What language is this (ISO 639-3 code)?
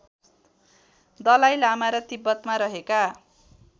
nep